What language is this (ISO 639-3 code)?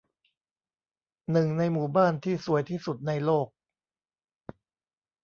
tha